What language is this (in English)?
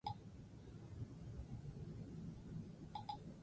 Basque